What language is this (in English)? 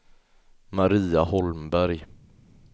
Swedish